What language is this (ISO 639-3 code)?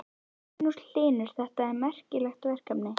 isl